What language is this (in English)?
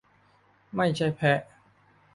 Thai